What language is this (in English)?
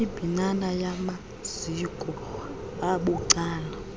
Xhosa